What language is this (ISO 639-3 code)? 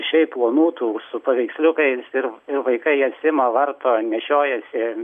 lit